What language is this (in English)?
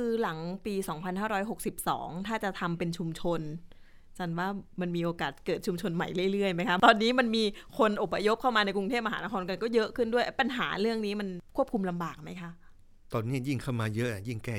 Thai